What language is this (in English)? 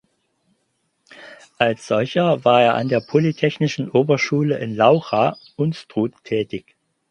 German